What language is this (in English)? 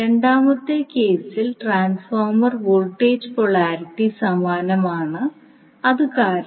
Malayalam